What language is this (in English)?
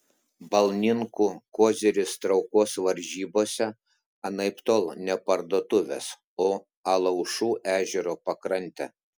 Lithuanian